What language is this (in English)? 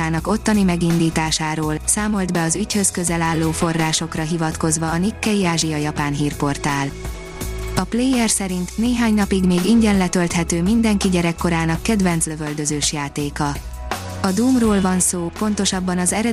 Hungarian